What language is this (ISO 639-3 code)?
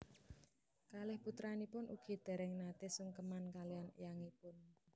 jav